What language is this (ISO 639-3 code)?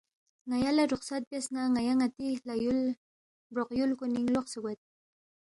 bft